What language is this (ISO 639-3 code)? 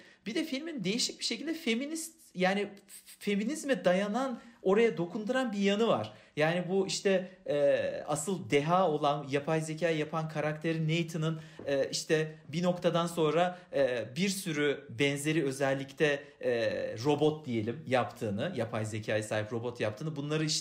tur